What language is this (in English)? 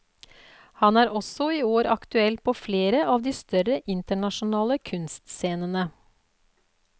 Norwegian